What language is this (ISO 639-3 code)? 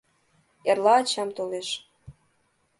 chm